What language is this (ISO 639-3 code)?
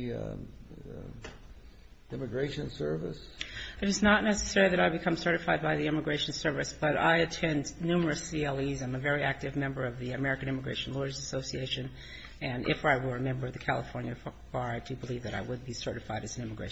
eng